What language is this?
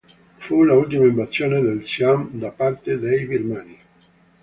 Italian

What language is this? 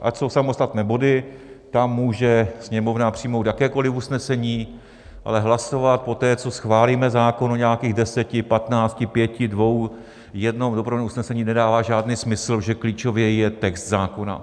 Czech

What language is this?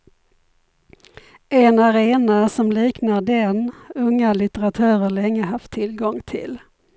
Swedish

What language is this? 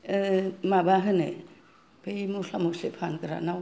Bodo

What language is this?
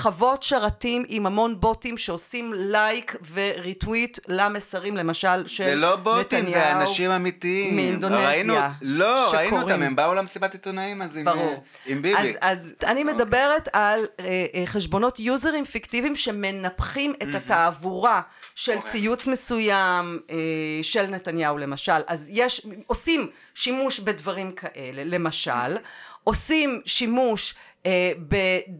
Hebrew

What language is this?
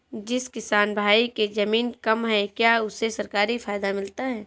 Hindi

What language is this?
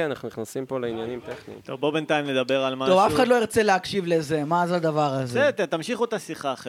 Hebrew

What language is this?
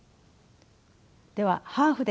Japanese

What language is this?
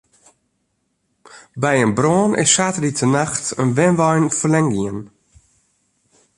Western Frisian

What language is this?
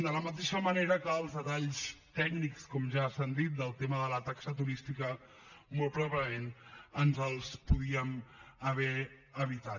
Catalan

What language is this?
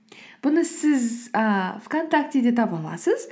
Kazakh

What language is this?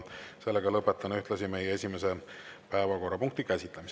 Estonian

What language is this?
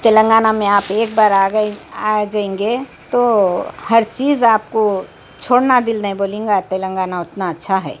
Urdu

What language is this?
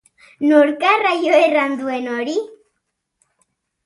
Basque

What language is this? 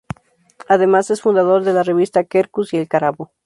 Spanish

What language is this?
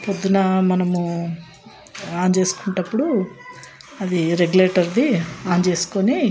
Telugu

